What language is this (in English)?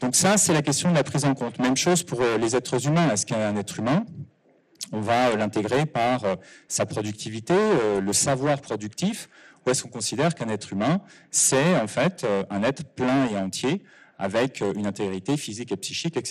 French